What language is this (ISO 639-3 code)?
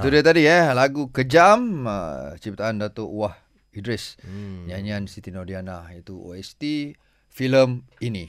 msa